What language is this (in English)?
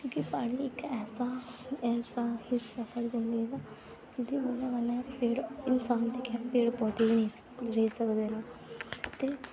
Dogri